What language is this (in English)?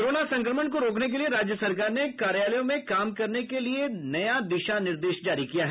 Hindi